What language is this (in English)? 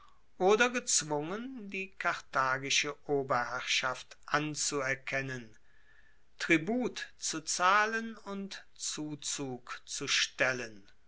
German